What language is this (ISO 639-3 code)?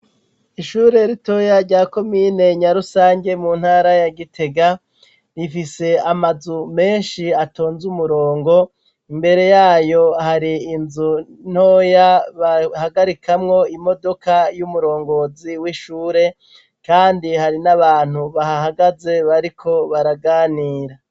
run